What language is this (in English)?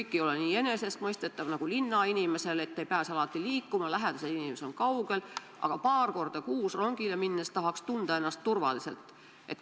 Estonian